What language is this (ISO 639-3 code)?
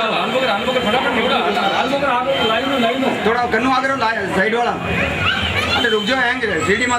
ara